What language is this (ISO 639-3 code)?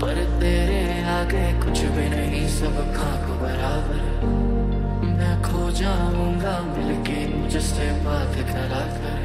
hin